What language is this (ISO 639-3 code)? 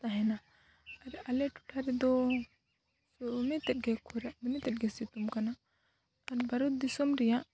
sat